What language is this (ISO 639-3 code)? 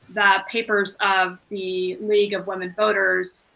eng